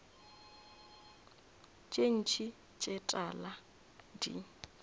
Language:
Northern Sotho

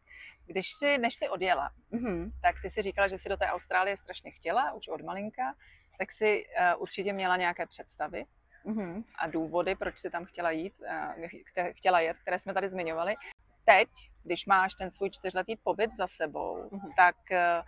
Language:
Czech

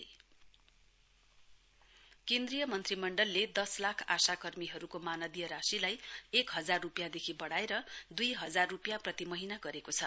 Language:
Nepali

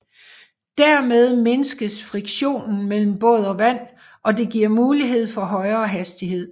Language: Danish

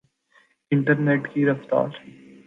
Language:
Urdu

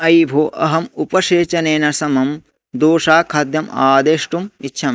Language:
Sanskrit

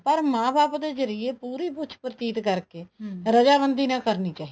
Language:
Punjabi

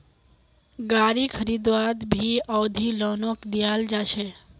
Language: Magahi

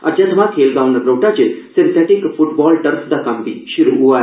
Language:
Dogri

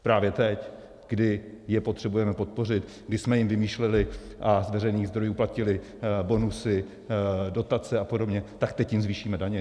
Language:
Czech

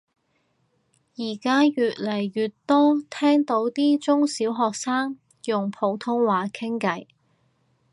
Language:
Cantonese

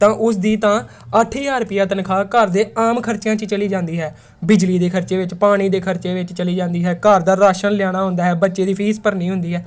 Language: Punjabi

